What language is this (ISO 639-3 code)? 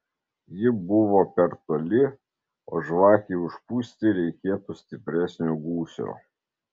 lit